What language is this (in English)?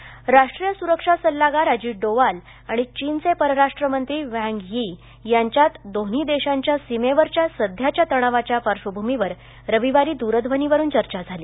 Marathi